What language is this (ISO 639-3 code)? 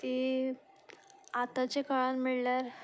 kok